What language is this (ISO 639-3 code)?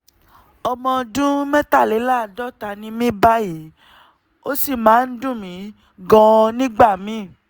yor